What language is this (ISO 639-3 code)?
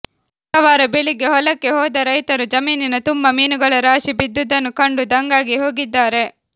kan